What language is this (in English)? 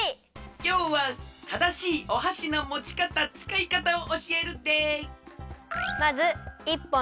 Japanese